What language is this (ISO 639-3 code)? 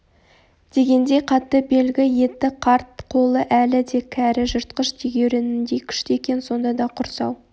kaz